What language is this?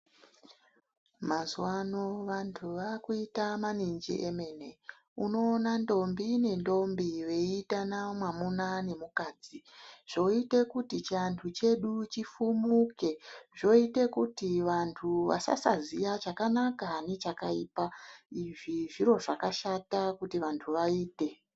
Ndau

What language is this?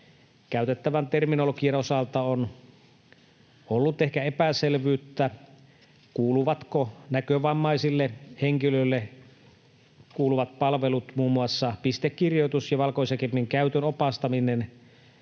Finnish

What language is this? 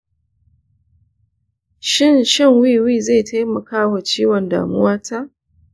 Hausa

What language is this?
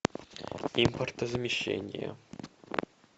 Russian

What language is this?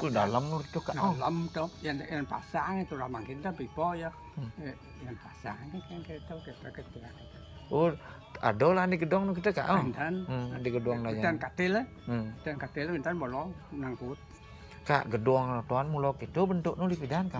Indonesian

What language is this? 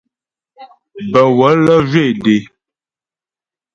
Ghomala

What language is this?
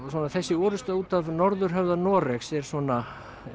Icelandic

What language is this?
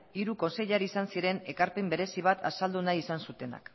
Basque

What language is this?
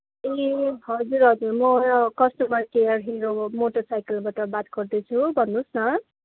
Nepali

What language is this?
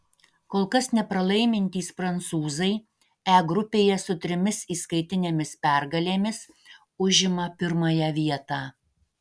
Lithuanian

